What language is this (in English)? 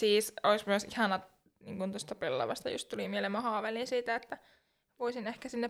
Finnish